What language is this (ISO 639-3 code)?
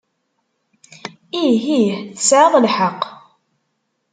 kab